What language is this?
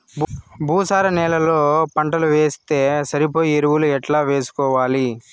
Telugu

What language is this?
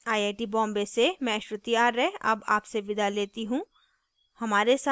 Hindi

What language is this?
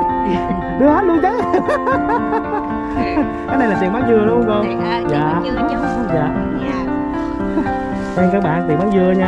Vietnamese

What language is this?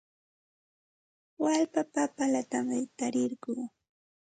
Santa Ana de Tusi Pasco Quechua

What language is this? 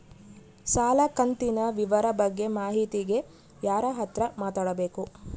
Kannada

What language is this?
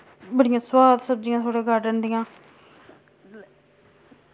Dogri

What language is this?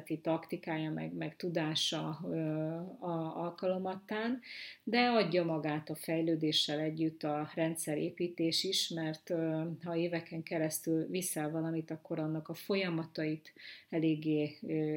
Hungarian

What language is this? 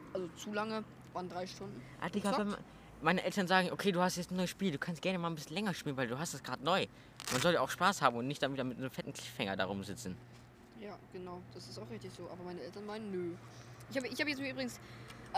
German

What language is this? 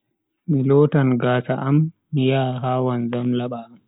Bagirmi Fulfulde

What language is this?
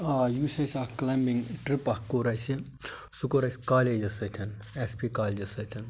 Kashmiri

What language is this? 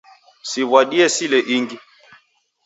Taita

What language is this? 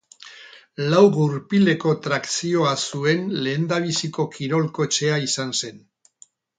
Basque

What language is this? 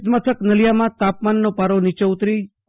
Gujarati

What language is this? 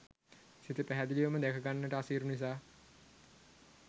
Sinhala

